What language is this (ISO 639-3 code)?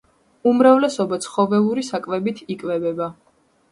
kat